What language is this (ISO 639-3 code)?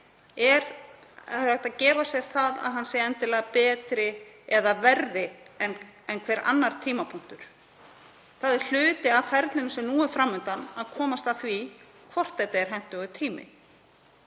isl